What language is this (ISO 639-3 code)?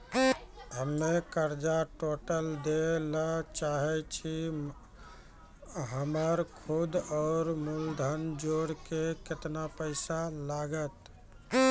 mai